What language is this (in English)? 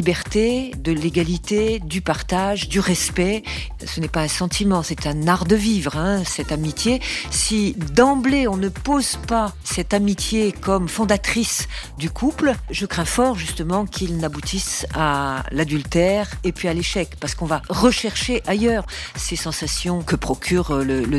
French